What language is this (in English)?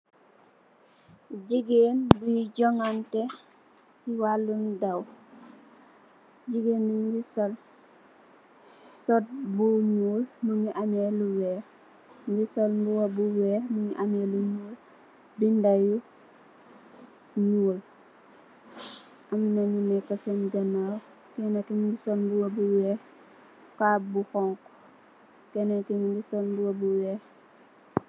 Wolof